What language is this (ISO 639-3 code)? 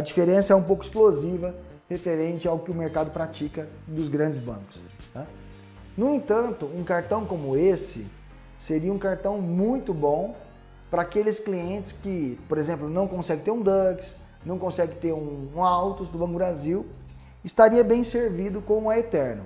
por